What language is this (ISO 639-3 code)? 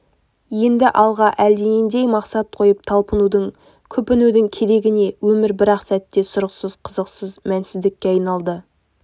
kaz